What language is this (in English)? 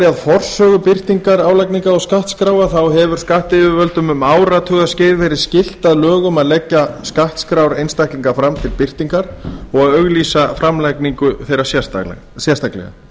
Icelandic